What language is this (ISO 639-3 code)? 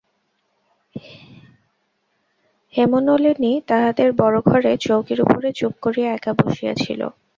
ben